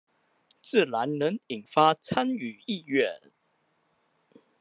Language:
Chinese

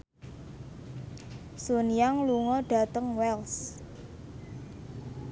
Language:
Javanese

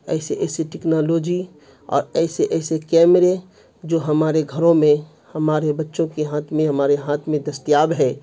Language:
Urdu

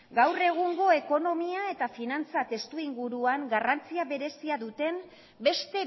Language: Basque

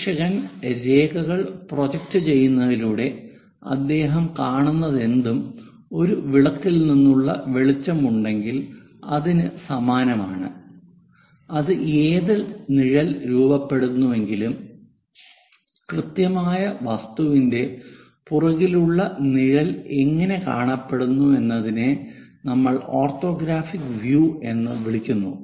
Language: Malayalam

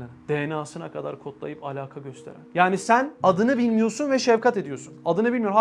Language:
Turkish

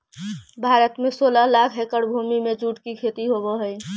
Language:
Magahi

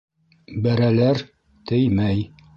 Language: Bashkir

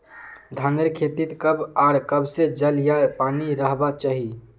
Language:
Magahi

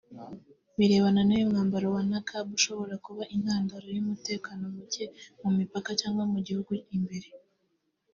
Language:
Kinyarwanda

